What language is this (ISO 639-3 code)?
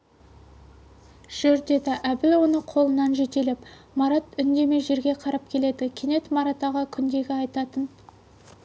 kaz